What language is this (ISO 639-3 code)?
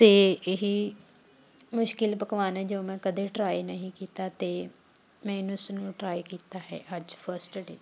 pan